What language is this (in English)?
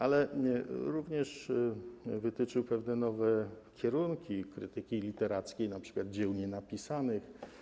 Polish